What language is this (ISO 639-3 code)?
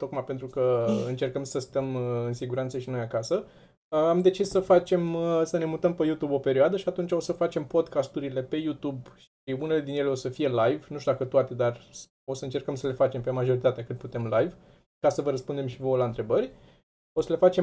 ron